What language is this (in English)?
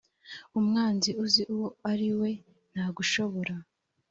Kinyarwanda